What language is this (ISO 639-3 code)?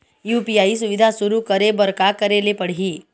hne